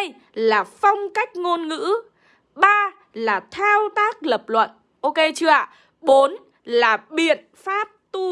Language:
Vietnamese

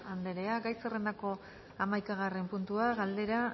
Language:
Basque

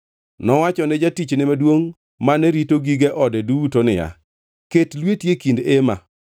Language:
Luo (Kenya and Tanzania)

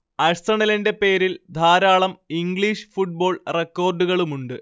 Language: Malayalam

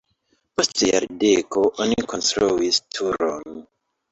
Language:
Esperanto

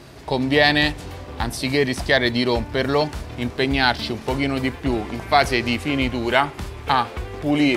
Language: Italian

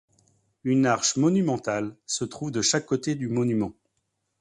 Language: French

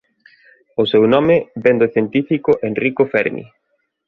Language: Galician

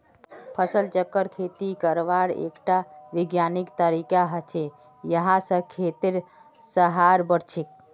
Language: Magahi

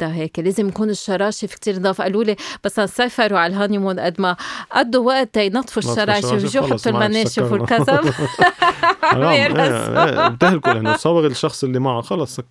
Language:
Arabic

